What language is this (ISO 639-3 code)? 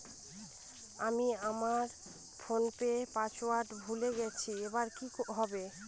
ben